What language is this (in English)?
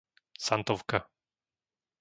Slovak